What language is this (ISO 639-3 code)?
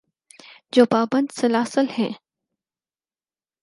urd